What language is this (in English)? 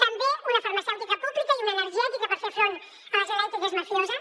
Catalan